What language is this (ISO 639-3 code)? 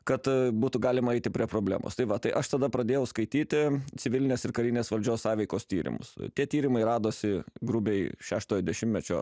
lit